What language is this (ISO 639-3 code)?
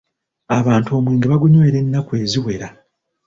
lug